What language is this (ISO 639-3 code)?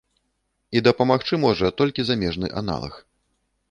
bel